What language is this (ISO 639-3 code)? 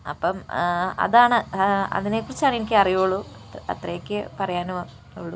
mal